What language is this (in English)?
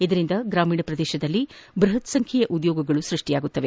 Kannada